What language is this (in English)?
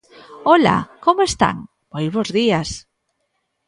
Galician